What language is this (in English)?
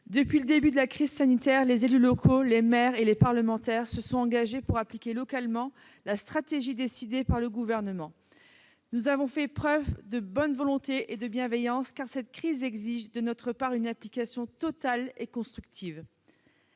French